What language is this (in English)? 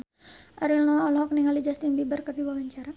Sundanese